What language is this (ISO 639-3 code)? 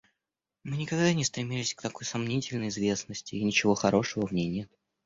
rus